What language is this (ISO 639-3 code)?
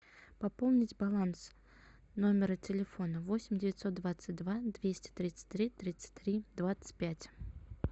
rus